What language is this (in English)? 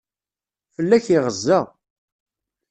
Kabyle